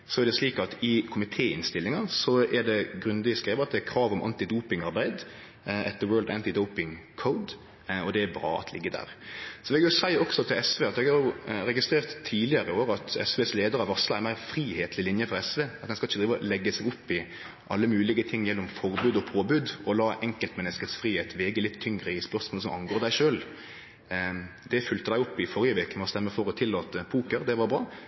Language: Norwegian Nynorsk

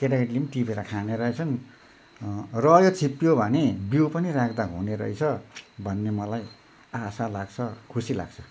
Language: Nepali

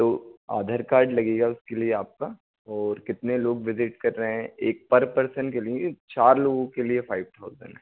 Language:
Hindi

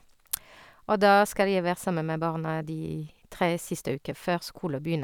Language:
Norwegian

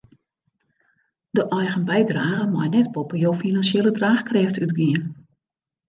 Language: Western Frisian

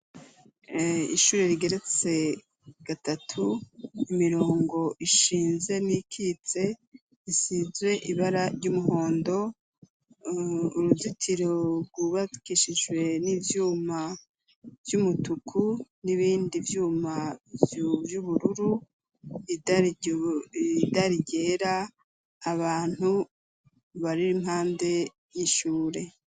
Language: Rundi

